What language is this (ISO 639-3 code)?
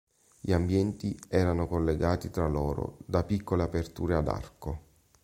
ita